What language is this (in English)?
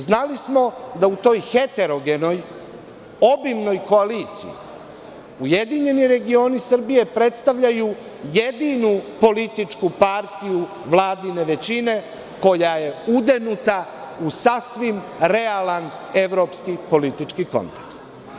Serbian